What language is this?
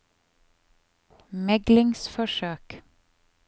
Norwegian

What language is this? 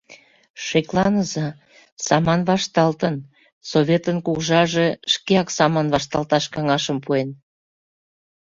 Mari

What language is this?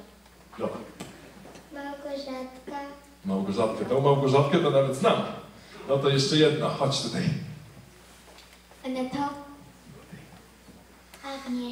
Polish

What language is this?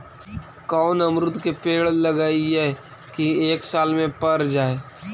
Magahi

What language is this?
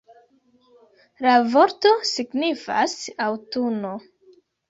Esperanto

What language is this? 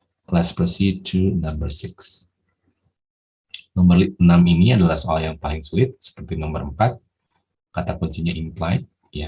Indonesian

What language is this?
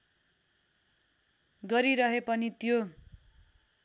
Nepali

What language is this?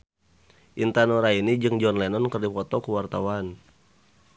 Sundanese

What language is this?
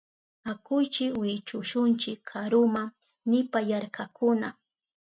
Southern Pastaza Quechua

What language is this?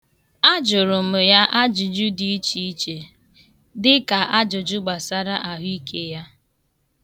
Igbo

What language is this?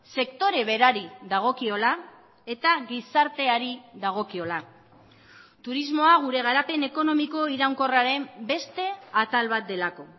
Basque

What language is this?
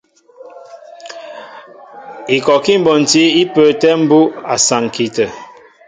Mbo (Cameroon)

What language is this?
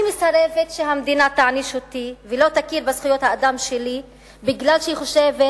Hebrew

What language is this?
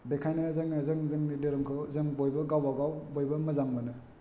Bodo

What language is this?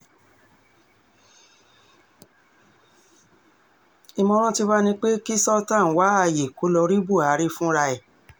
Yoruba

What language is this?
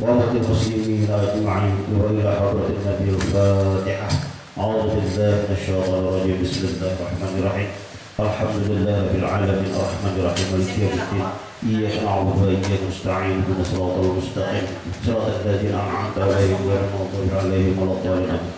Arabic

